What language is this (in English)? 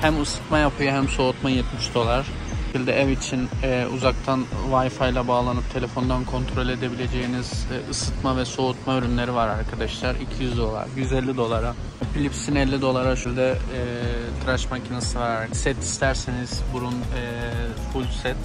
Turkish